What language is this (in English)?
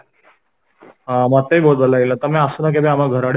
Odia